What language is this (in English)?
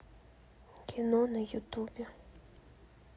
Russian